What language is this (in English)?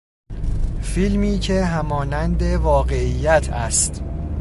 Persian